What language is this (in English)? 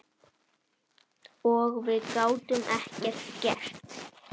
Icelandic